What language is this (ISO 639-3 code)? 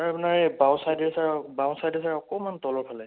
asm